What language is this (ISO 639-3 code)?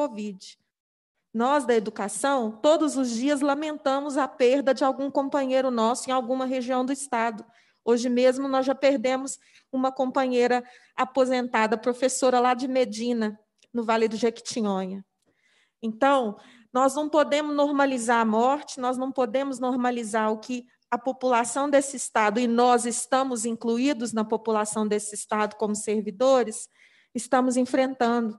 por